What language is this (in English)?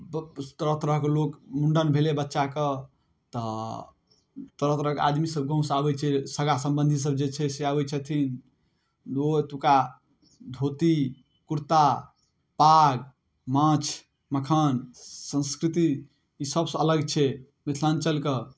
Maithili